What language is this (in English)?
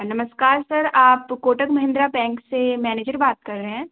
Hindi